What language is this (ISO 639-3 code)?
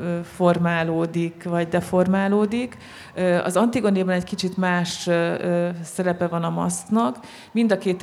hun